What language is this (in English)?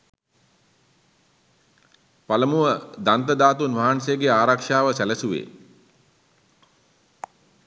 Sinhala